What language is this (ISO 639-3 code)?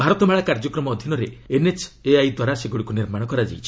ori